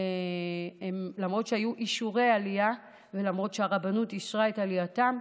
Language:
Hebrew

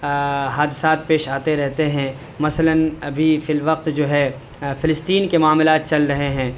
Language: Urdu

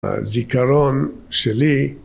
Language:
Hebrew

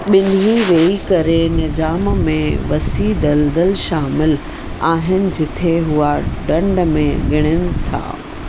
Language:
Sindhi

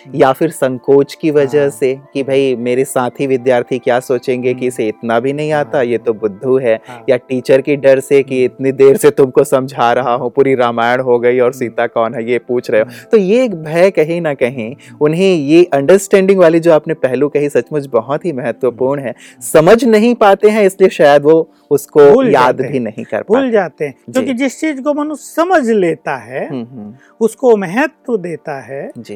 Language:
Hindi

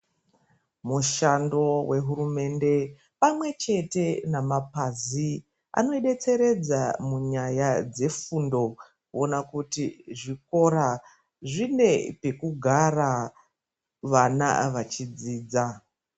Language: Ndau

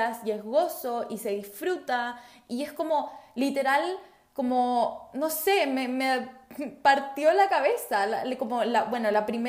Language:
Spanish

